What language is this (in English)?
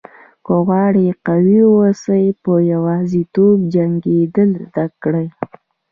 Pashto